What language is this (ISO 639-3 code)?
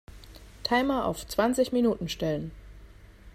deu